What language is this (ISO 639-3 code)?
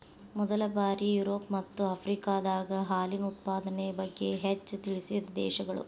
kan